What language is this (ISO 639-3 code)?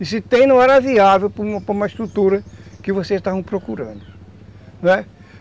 por